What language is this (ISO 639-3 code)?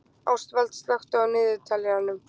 isl